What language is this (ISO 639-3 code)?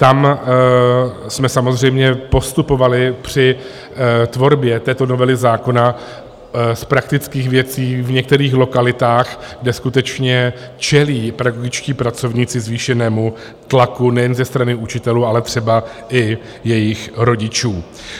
ces